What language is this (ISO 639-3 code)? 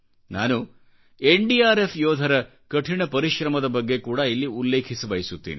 kan